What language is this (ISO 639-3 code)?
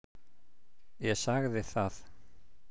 isl